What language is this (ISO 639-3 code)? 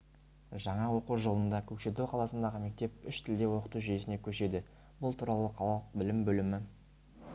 kaz